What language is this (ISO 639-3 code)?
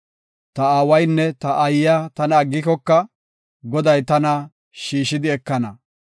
gof